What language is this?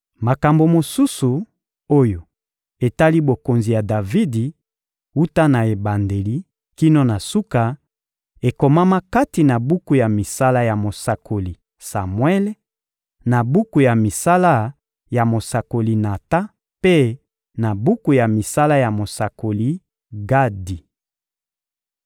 Lingala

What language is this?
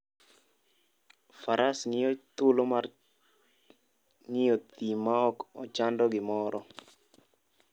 Luo (Kenya and Tanzania)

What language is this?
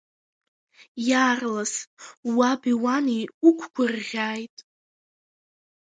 Abkhazian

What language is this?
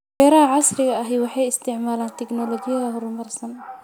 Somali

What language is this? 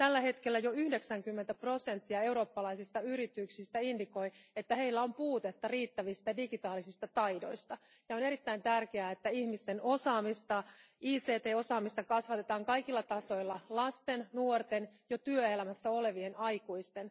Finnish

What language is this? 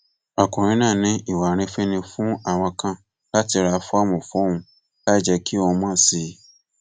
Yoruba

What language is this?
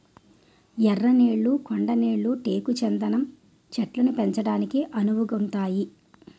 Telugu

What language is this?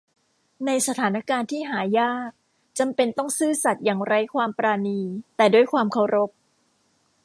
Thai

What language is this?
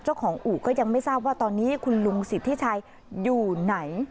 Thai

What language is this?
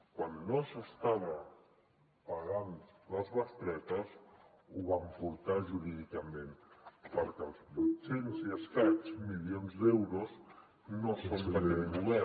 Catalan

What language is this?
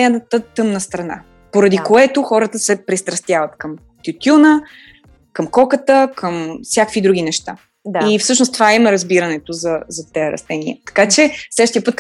Bulgarian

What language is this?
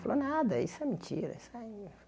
Portuguese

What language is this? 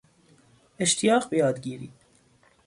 Persian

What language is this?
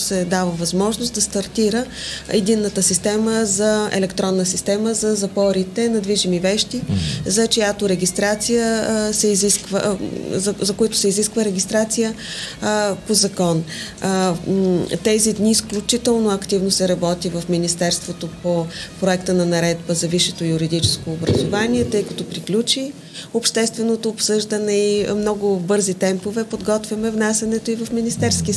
Bulgarian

